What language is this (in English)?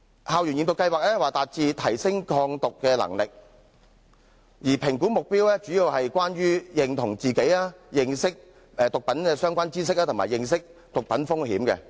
Cantonese